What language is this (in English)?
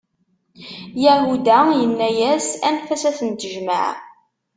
Kabyle